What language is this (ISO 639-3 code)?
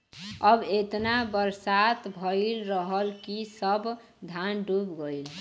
bho